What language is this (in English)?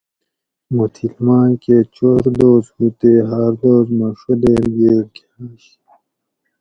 Gawri